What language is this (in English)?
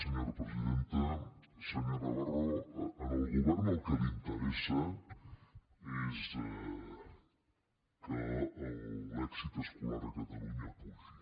Catalan